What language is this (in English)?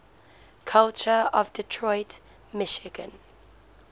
English